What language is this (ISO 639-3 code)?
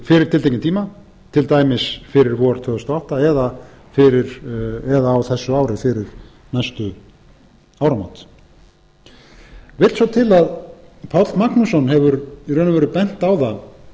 isl